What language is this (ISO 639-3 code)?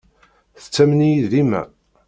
kab